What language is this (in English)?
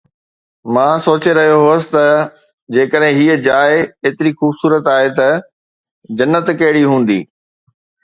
Sindhi